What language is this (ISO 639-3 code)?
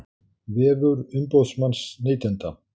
isl